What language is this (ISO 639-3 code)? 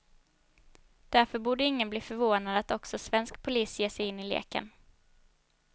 swe